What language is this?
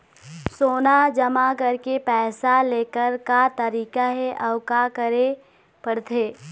Chhattisgarhi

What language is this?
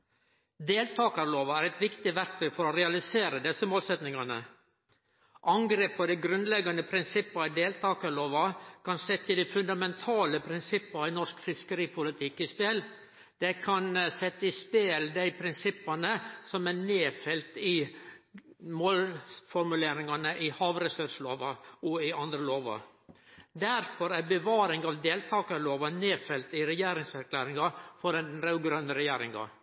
Norwegian Nynorsk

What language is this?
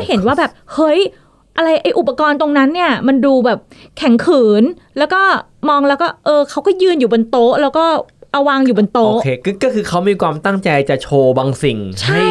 Thai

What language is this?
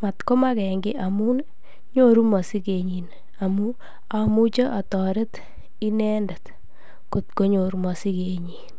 Kalenjin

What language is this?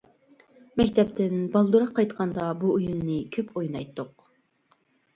Uyghur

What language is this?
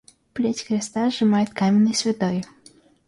Russian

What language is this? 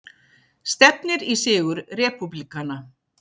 Icelandic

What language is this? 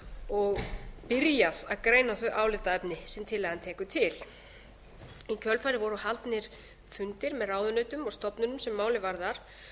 Icelandic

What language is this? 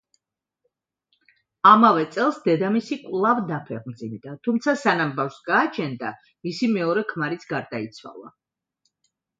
Georgian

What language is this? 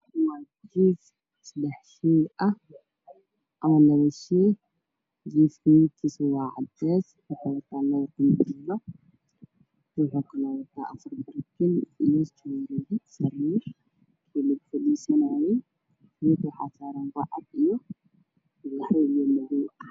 Somali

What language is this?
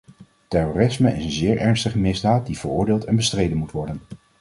Dutch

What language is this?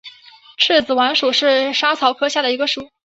Chinese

